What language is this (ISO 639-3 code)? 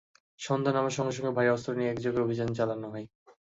ben